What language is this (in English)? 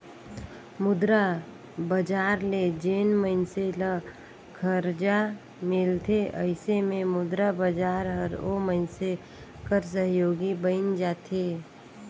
Chhattisgarhi